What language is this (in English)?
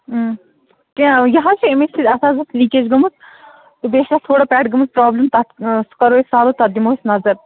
Kashmiri